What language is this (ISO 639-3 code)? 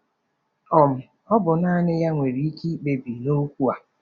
ibo